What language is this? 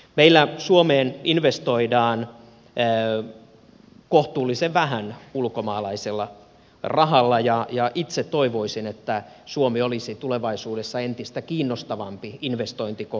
Finnish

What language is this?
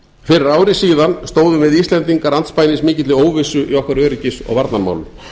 Icelandic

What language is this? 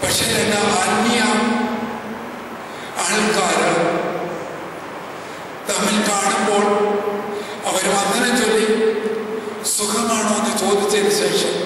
Romanian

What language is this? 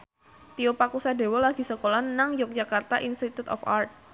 Javanese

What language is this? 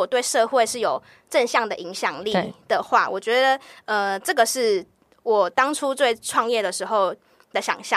Chinese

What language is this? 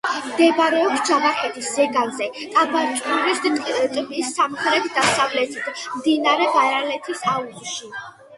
Georgian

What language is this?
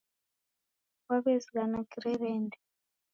Taita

